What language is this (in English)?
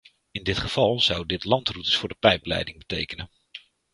Dutch